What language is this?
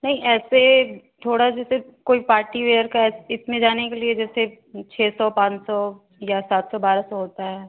Hindi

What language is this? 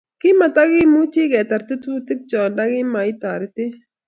Kalenjin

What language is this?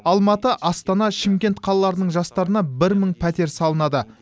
Kazakh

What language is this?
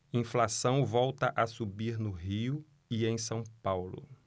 Portuguese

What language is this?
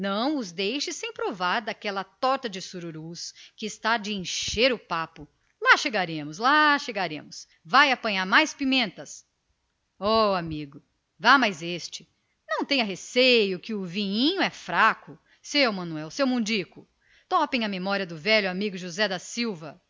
Portuguese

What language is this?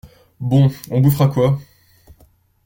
French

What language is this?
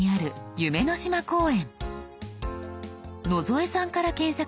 Japanese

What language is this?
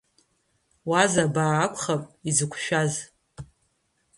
Abkhazian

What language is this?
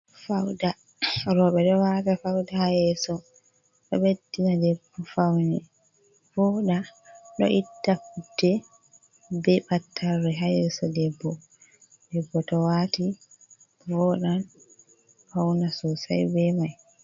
Fula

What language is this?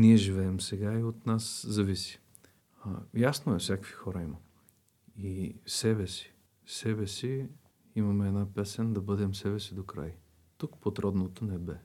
Bulgarian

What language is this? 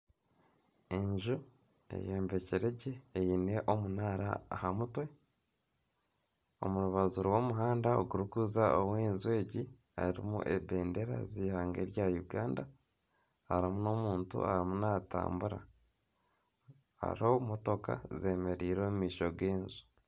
Nyankole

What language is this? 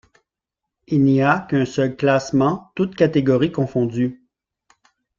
French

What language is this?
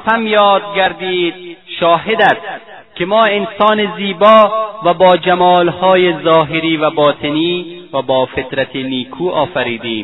Persian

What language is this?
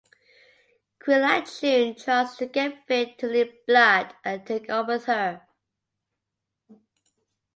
English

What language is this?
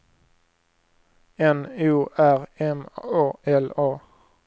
Swedish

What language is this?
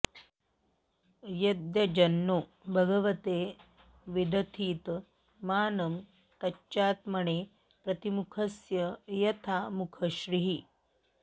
Sanskrit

